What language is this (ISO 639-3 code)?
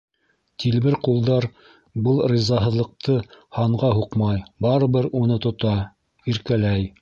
bak